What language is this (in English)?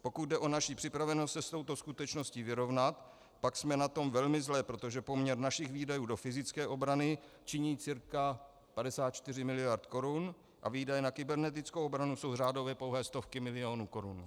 Czech